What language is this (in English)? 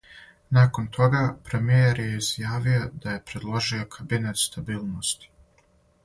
Serbian